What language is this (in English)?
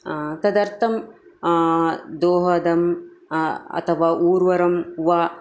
Sanskrit